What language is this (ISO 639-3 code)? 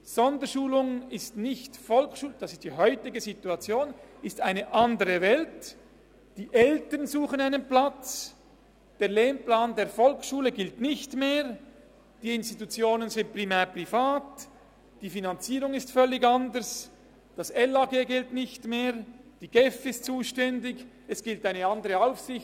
gsw